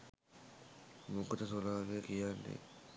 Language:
Sinhala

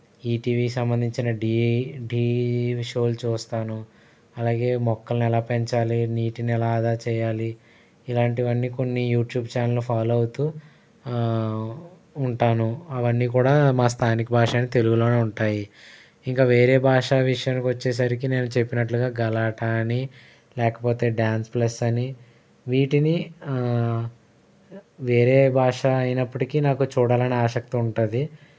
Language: Telugu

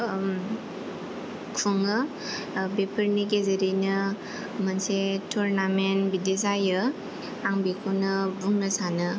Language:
Bodo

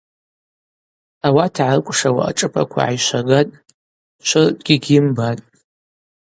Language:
Abaza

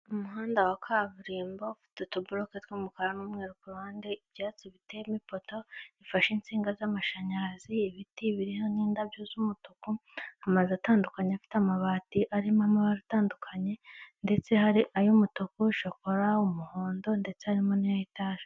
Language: Kinyarwanda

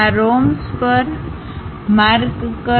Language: Gujarati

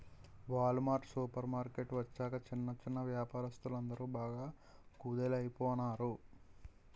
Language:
Telugu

